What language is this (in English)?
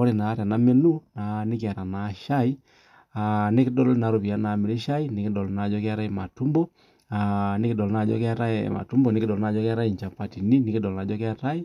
Masai